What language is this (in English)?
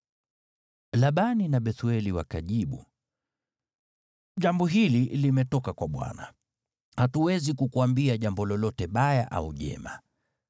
Swahili